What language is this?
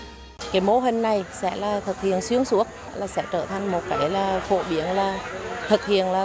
Vietnamese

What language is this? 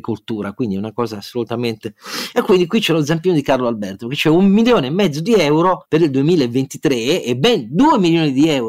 Italian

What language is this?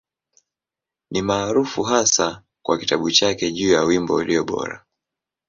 Swahili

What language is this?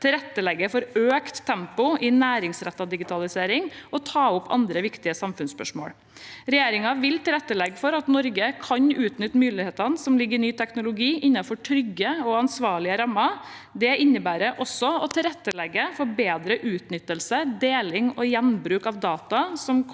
Norwegian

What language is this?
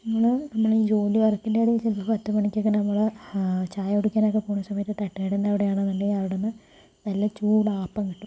Malayalam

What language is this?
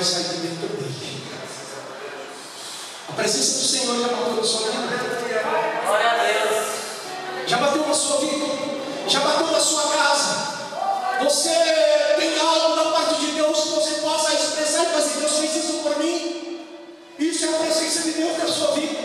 Portuguese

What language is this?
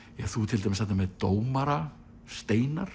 Icelandic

